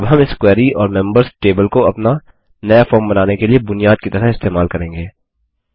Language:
Hindi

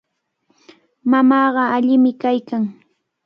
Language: Cajatambo North Lima Quechua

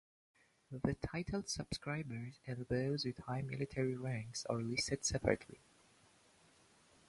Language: English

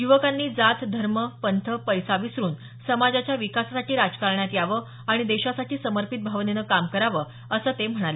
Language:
Marathi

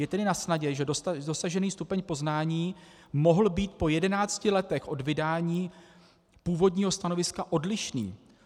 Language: Czech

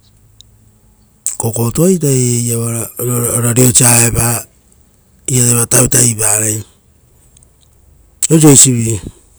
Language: Rotokas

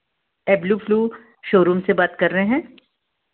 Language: Hindi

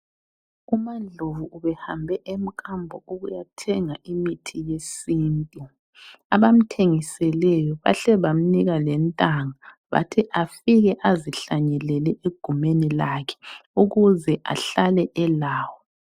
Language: North Ndebele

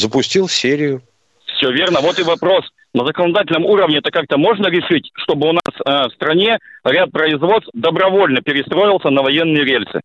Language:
Russian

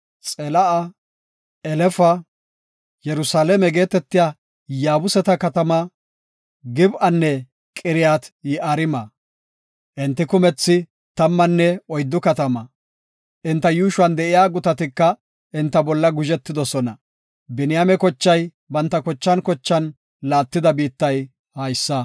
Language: Gofa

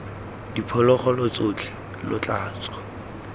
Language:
Tswana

